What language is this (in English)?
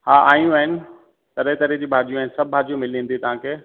Sindhi